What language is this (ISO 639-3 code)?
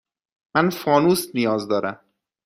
fas